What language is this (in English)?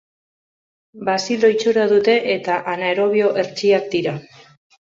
Basque